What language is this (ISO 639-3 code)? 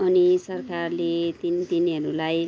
nep